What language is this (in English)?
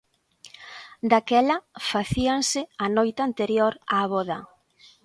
Galician